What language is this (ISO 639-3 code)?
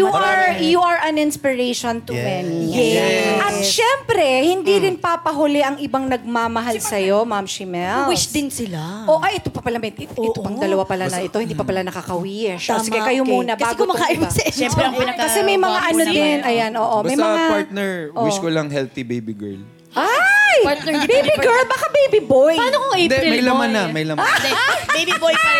fil